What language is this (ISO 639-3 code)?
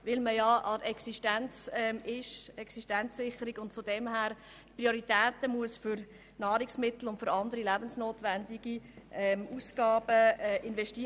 gsw